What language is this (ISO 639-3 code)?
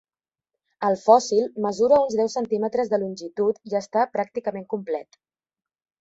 cat